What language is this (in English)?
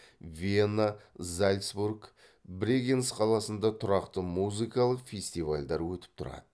Kazakh